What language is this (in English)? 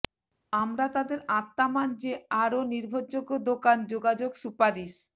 Bangla